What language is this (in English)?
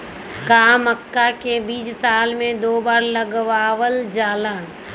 Magahi